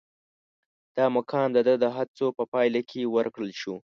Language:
Pashto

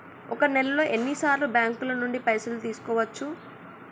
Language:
Telugu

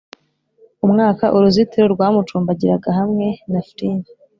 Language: Kinyarwanda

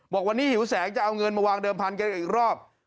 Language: Thai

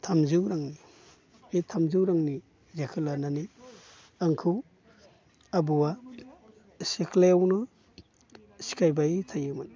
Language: Bodo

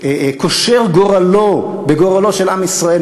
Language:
Hebrew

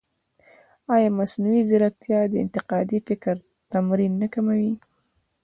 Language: Pashto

